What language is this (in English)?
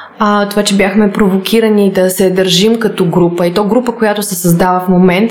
Bulgarian